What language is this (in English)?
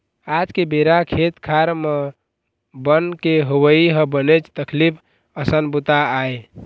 Chhattisgarhi